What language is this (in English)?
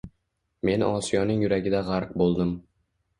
Uzbek